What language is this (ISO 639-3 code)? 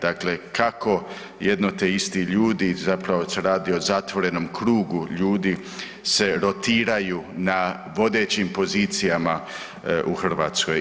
hrv